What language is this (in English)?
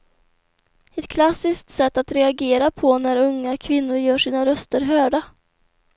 Swedish